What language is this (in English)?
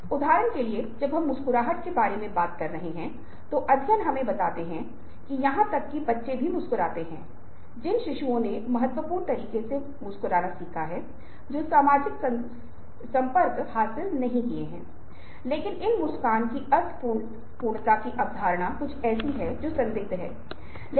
Hindi